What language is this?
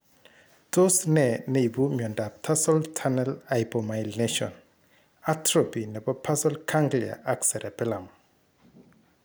Kalenjin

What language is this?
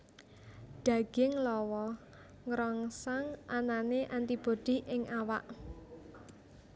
Javanese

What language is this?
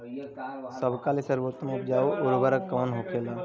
Bhojpuri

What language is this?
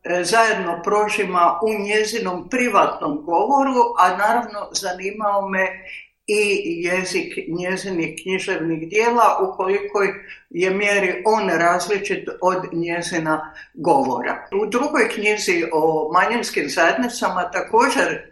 Croatian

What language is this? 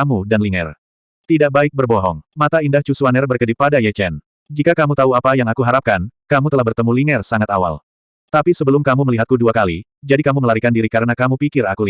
Indonesian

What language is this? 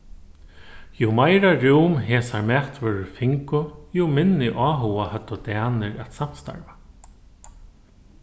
Faroese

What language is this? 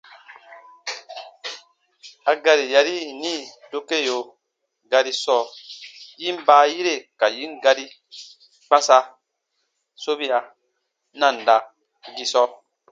Baatonum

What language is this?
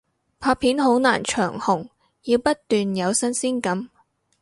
Cantonese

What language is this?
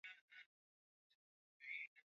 Swahili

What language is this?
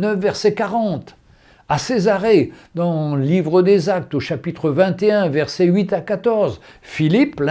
French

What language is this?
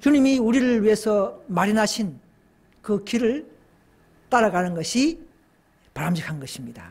Korean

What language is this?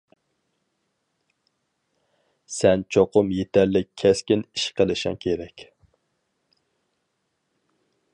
Uyghur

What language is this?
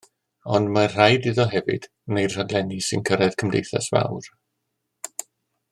Welsh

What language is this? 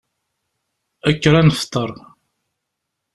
Kabyle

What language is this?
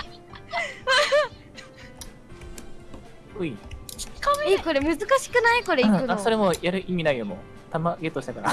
Japanese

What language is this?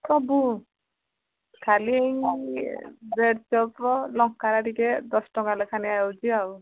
Odia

